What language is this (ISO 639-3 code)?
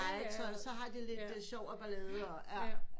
dan